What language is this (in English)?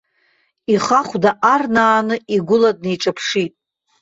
Abkhazian